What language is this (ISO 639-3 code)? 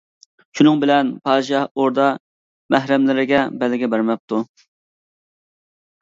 uig